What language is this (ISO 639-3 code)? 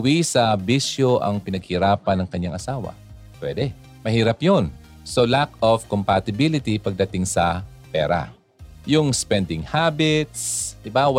fil